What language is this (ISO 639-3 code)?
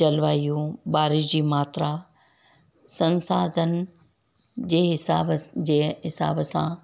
snd